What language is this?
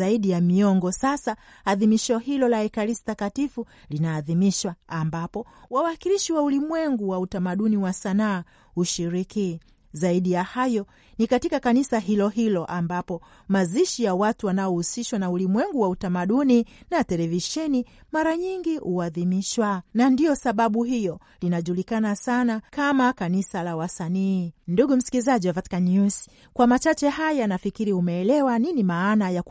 Swahili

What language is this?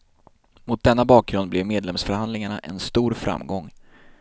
Swedish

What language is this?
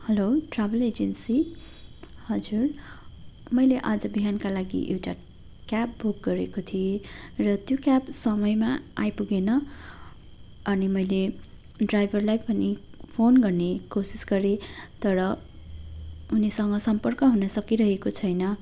Nepali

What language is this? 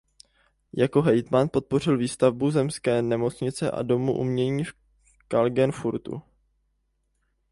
Czech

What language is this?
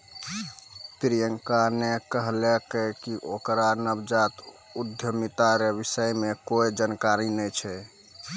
Maithili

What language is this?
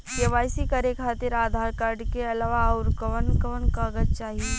Bhojpuri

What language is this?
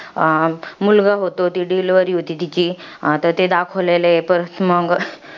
Marathi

